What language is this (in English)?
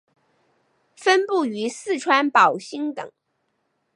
Chinese